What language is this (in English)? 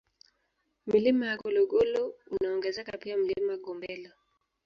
Swahili